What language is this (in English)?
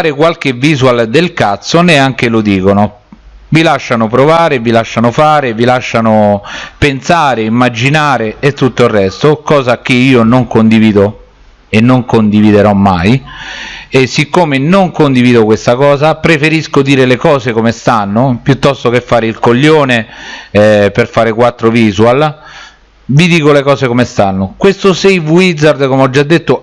Italian